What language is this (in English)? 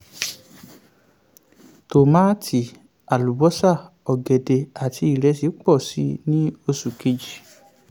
Yoruba